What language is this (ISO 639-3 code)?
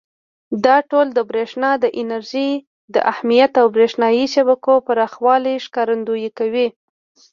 pus